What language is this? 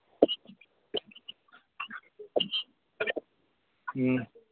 Manipuri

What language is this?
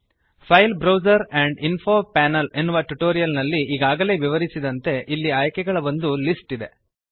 Kannada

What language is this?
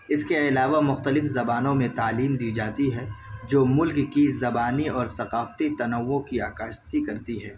Urdu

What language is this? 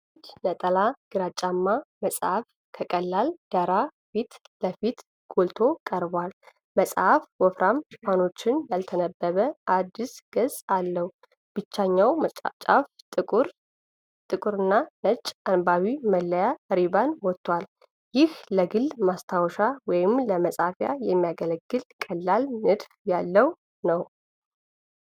Amharic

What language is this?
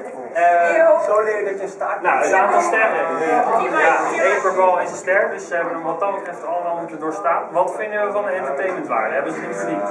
Dutch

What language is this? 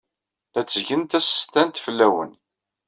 Kabyle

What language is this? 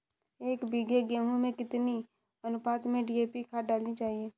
Hindi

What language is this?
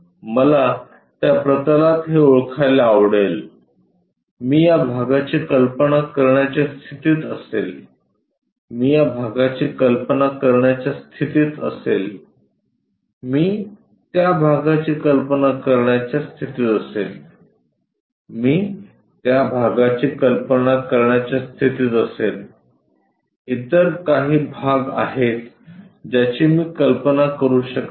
Marathi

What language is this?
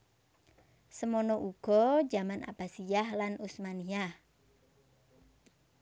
Javanese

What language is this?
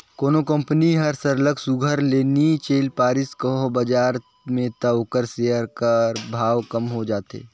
Chhattisgarhi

